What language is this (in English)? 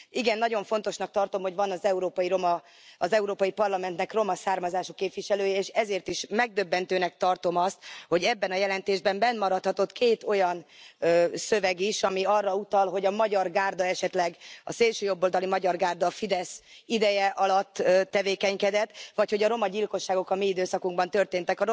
Hungarian